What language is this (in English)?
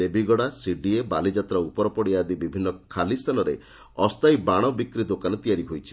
Odia